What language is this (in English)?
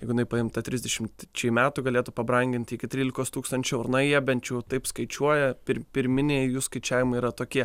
Lithuanian